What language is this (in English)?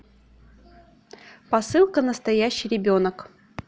Russian